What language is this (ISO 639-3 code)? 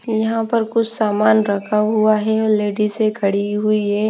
hin